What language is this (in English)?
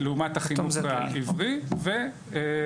Hebrew